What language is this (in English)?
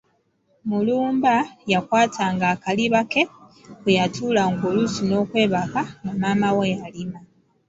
Ganda